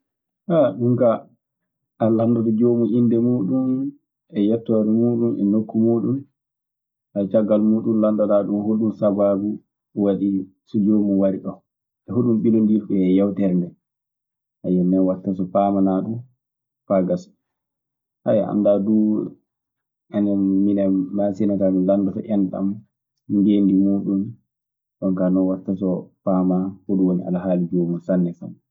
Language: Maasina Fulfulde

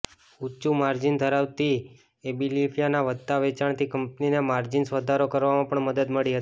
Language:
Gujarati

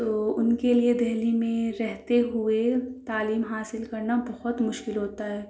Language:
Urdu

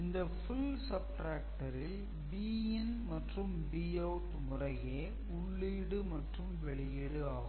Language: Tamil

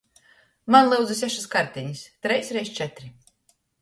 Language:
Latgalian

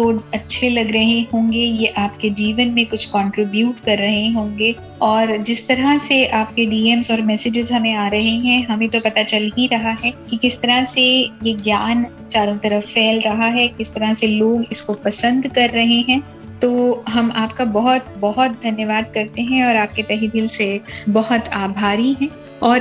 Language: Hindi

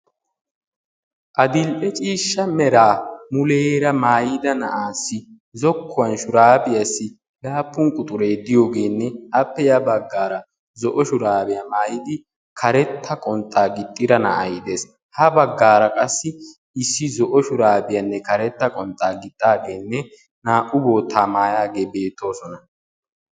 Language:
Wolaytta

